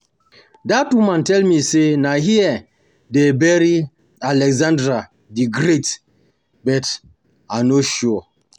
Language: Nigerian Pidgin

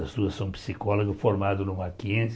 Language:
Portuguese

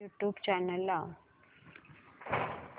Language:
Marathi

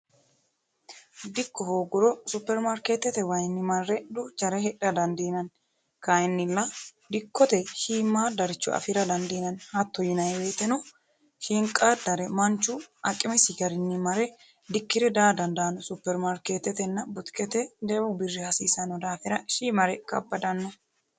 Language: Sidamo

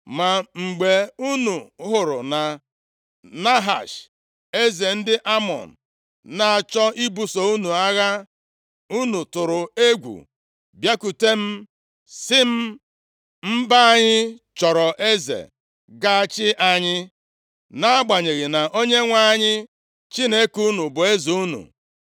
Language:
Igbo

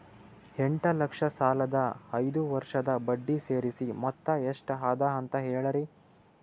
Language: Kannada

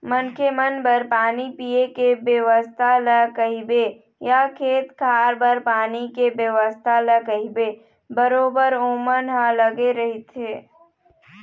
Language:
Chhattisgarhi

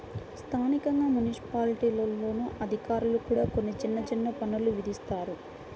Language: Telugu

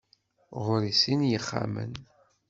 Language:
Kabyle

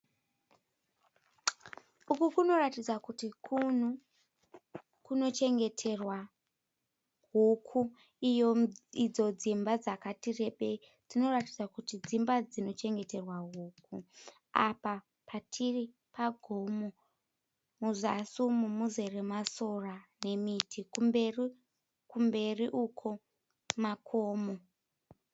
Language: Shona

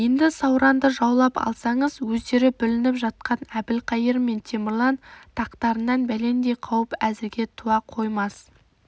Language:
Kazakh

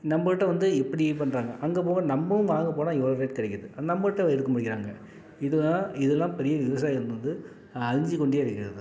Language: Tamil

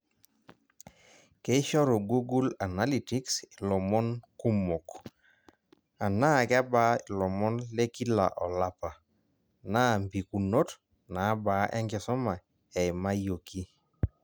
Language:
Masai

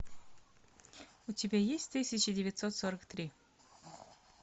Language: Russian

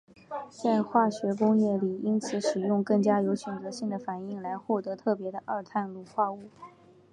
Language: Chinese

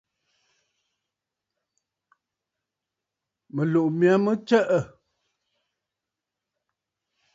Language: Bafut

